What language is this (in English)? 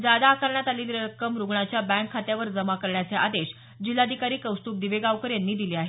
Marathi